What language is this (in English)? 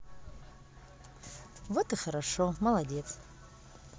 Russian